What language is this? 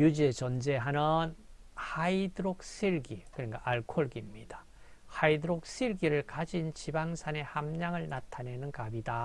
Korean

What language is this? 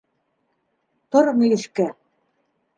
Bashkir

